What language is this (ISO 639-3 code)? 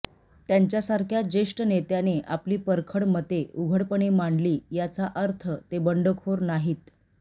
mar